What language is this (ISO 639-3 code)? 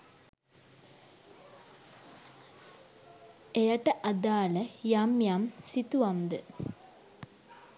sin